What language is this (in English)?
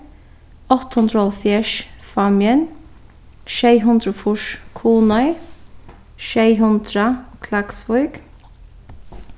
Faroese